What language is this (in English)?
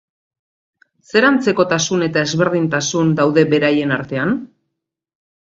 Basque